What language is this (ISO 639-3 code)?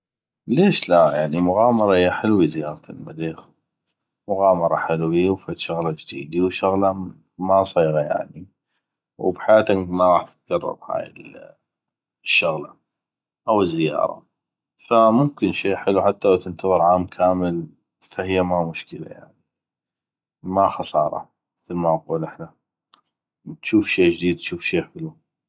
ayp